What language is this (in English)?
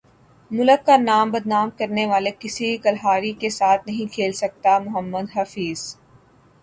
Urdu